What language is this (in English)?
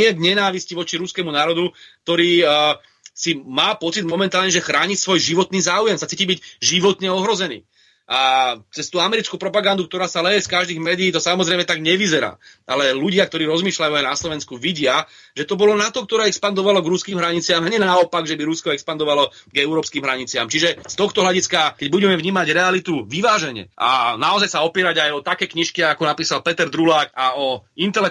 Slovak